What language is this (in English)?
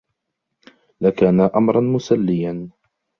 Arabic